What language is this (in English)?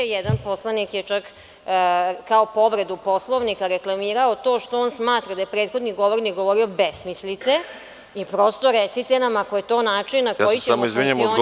Serbian